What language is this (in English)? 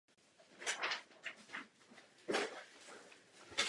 Czech